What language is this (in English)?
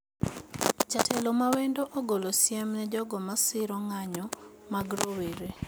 Luo (Kenya and Tanzania)